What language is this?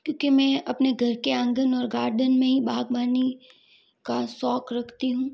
Hindi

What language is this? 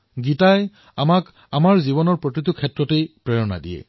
Assamese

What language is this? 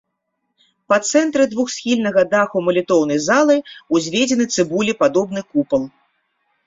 Belarusian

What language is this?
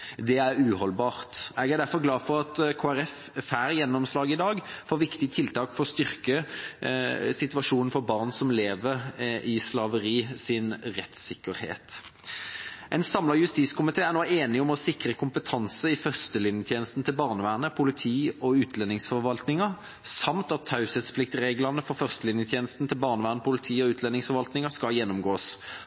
Norwegian Bokmål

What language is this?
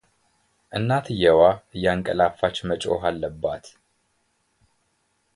Amharic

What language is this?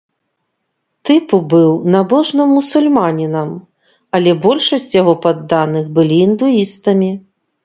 Belarusian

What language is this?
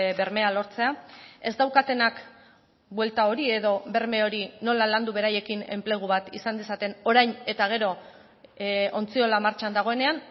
Basque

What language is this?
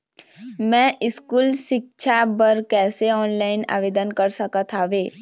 Chhattisgarhi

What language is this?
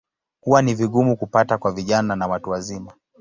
Swahili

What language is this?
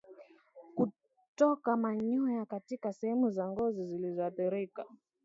Swahili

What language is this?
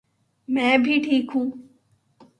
Urdu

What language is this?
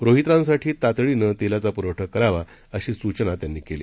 Marathi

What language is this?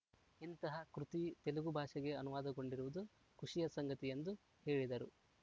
Kannada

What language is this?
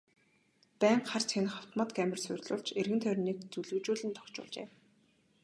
Mongolian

